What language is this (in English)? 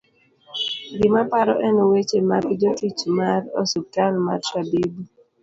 Luo (Kenya and Tanzania)